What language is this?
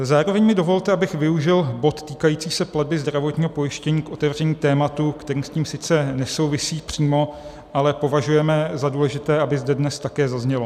Czech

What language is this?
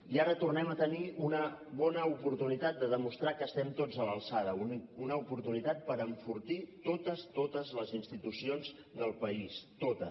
Catalan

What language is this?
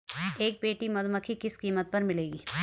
Hindi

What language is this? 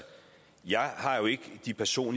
Danish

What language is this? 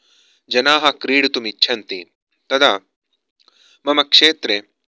Sanskrit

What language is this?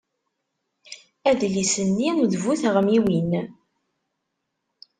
Kabyle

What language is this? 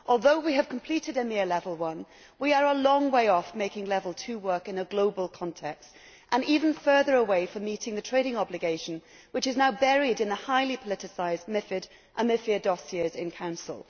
English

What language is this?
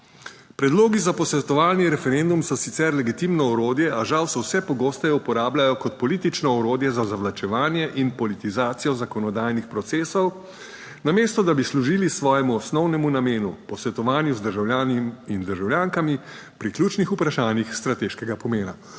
Slovenian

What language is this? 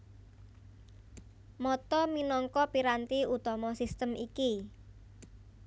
Javanese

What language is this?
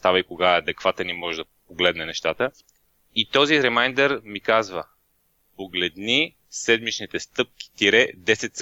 Bulgarian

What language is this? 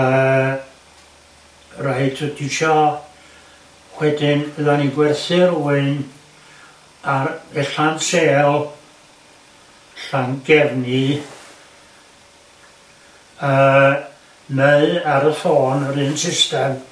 Welsh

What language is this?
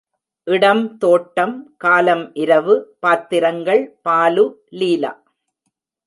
Tamil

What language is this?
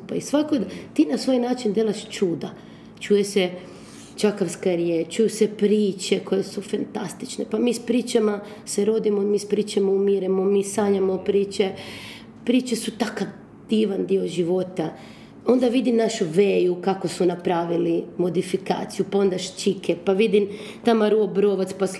Croatian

